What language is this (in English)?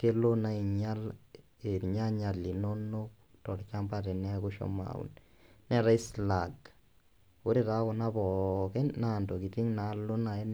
Masai